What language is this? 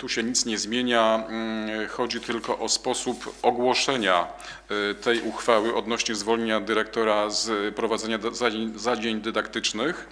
Polish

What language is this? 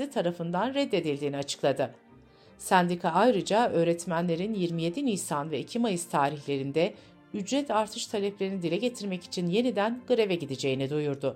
Turkish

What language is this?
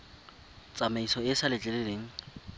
Tswana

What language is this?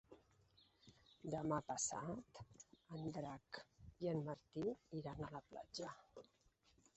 Catalan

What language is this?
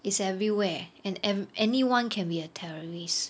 English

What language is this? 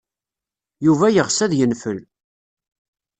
Kabyle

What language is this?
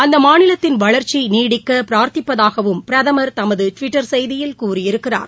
Tamil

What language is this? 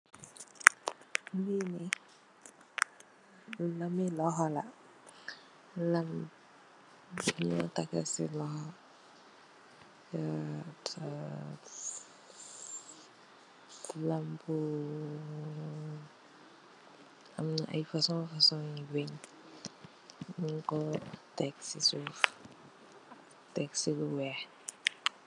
Wolof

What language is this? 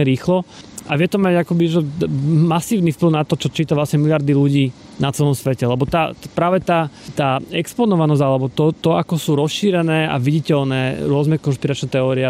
Slovak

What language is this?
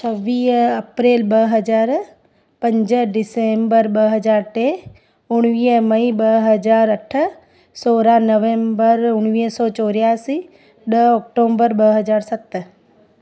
Sindhi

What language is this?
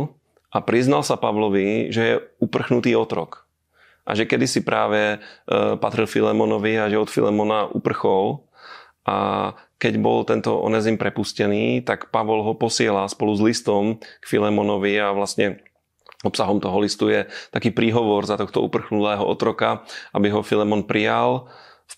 Slovak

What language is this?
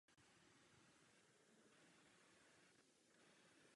Czech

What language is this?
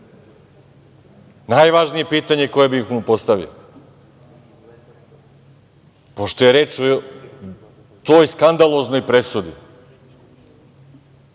Serbian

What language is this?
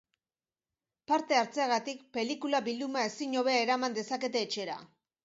Basque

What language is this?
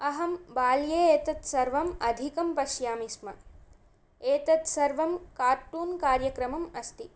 Sanskrit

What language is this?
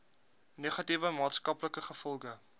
Afrikaans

